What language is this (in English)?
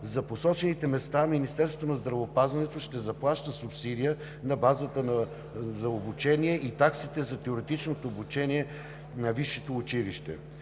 Bulgarian